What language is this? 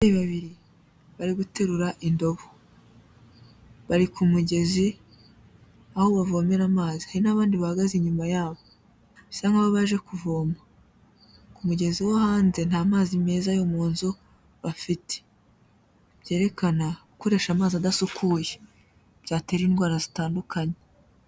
Kinyarwanda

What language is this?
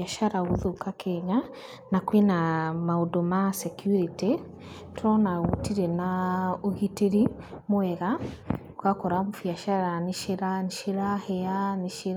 Kikuyu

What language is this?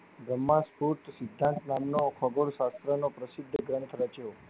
Gujarati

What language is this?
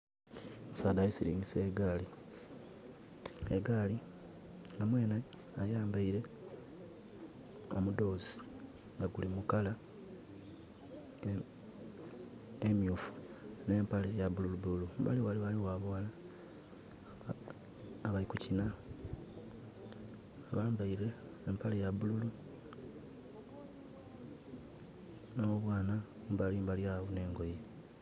Soga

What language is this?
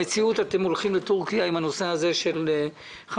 Hebrew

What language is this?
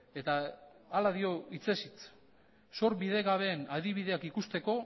Basque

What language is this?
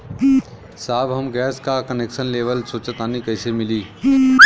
Bhojpuri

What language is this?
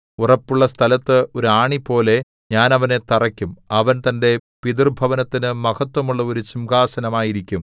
Malayalam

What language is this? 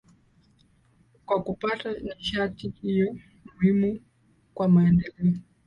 Swahili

